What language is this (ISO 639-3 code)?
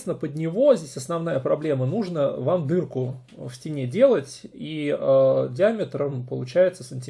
rus